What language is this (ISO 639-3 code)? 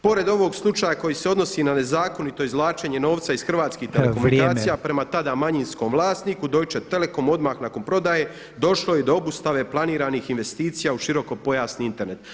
hrv